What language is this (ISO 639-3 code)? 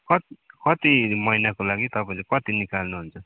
nep